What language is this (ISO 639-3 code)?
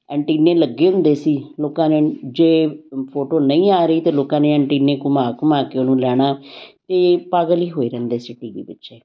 pan